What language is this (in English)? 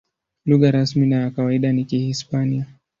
Swahili